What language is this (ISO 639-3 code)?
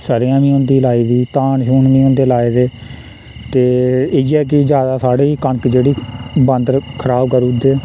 doi